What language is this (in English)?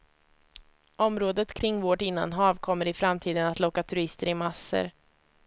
Swedish